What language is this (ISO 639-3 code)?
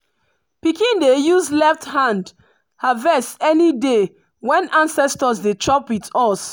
pcm